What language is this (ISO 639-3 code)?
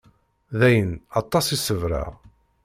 kab